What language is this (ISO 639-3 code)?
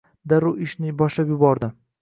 uzb